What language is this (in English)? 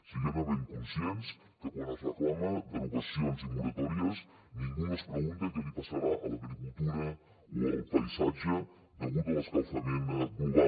Catalan